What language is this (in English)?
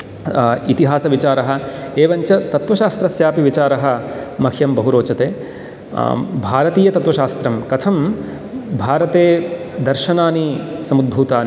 Sanskrit